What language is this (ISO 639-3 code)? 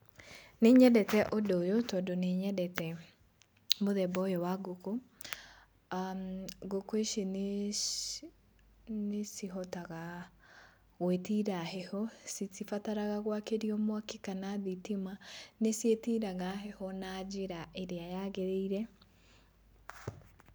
kik